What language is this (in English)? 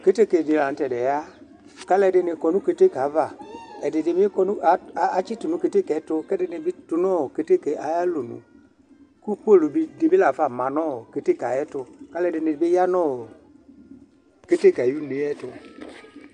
Ikposo